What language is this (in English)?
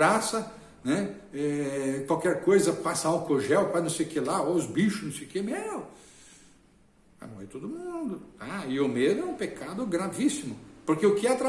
Portuguese